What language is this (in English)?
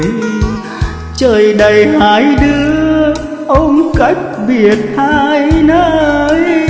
Vietnamese